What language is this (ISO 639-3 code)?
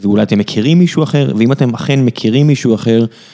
heb